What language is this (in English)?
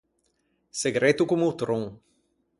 Ligurian